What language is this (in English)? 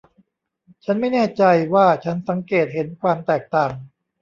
Thai